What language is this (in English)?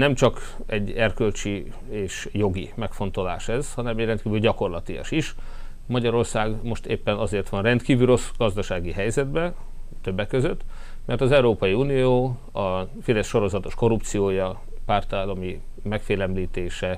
Hungarian